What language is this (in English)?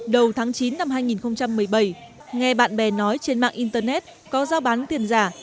Vietnamese